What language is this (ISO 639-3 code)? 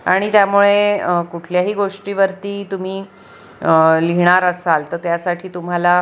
mar